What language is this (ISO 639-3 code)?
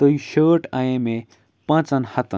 kas